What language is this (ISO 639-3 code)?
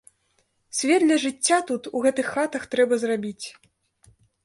bel